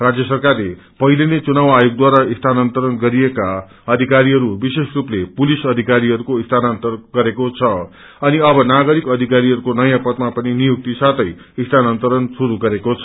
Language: Nepali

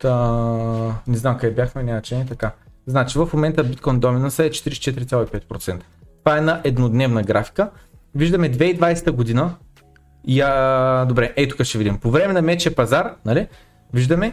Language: Bulgarian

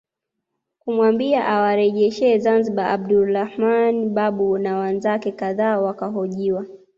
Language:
Swahili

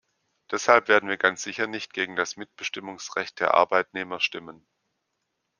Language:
German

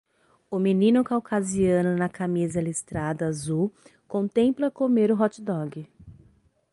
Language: Portuguese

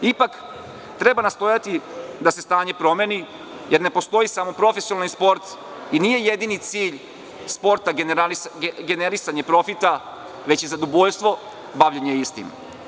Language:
Serbian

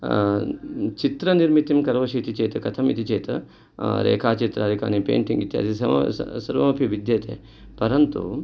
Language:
Sanskrit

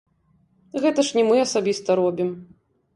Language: Belarusian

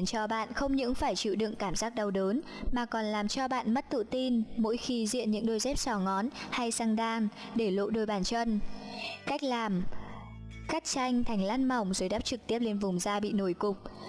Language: Vietnamese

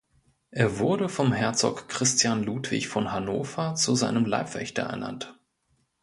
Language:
German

